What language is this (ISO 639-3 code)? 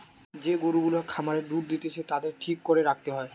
ben